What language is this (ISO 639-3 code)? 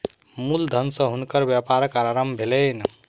mai